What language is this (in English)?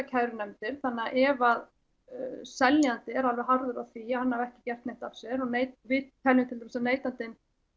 Icelandic